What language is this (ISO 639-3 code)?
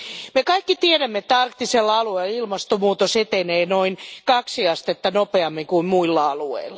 fin